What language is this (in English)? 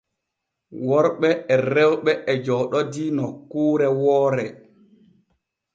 Borgu Fulfulde